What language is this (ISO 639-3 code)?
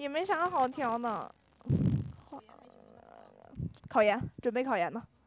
zho